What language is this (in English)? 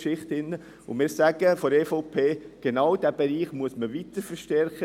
Swiss German